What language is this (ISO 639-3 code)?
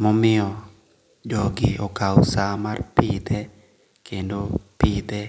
luo